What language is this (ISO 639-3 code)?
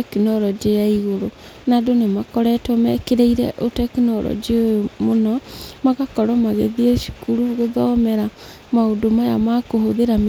kik